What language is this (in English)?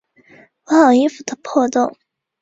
Chinese